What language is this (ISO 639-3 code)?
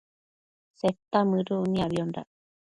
mcf